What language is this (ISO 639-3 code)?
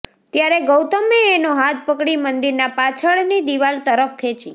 guj